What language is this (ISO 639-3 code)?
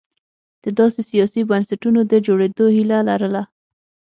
pus